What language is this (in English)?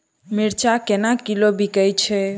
Maithili